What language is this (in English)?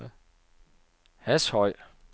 Danish